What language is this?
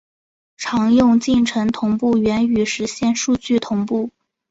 Chinese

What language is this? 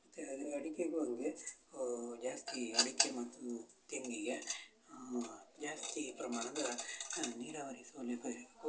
Kannada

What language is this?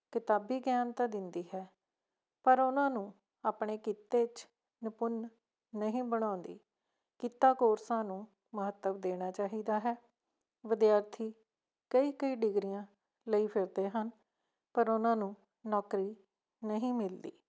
Punjabi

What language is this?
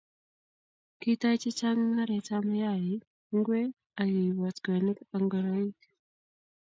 Kalenjin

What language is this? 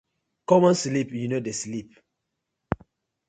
Nigerian Pidgin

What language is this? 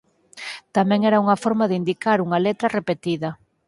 Galician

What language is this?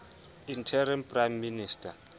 Southern Sotho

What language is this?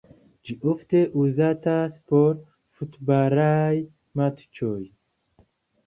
Esperanto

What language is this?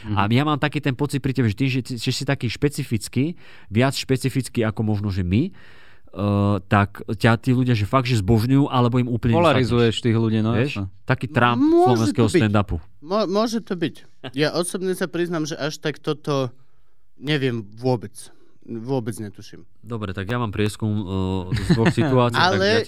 Slovak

